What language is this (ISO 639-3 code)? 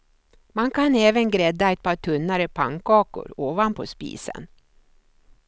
swe